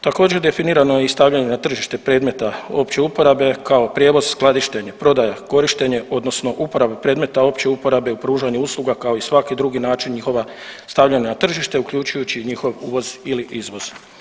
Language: Croatian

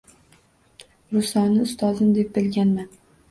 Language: Uzbek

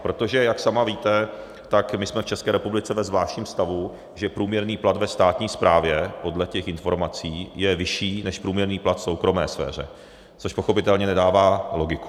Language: Czech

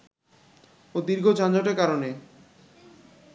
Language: Bangla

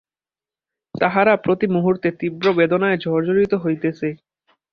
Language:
Bangla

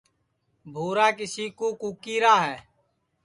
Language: Sansi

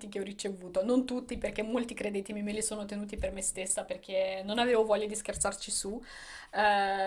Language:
Italian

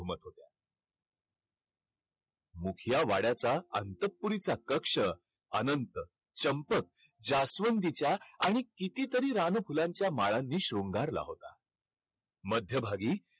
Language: Marathi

